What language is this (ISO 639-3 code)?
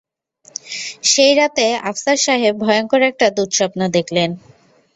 ben